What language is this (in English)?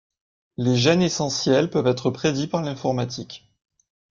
French